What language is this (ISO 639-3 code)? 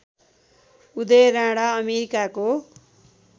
nep